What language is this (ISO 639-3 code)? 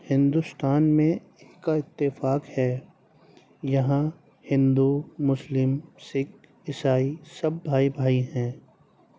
urd